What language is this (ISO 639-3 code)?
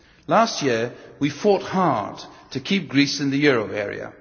eng